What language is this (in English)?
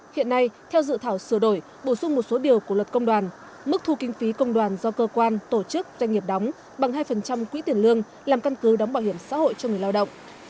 Vietnamese